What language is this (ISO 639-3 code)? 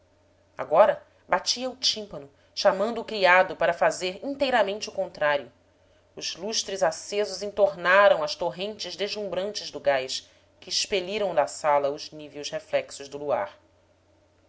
por